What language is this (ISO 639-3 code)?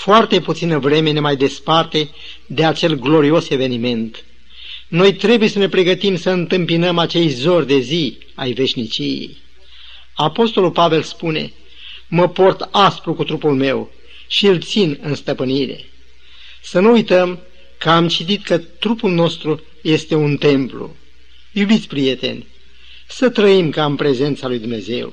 ron